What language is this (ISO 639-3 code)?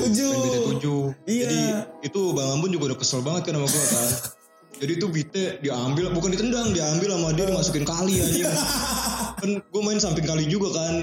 ind